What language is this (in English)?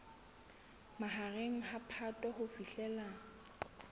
Southern Sotho